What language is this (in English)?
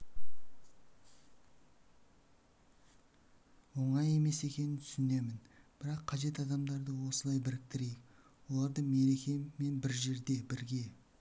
Kazakh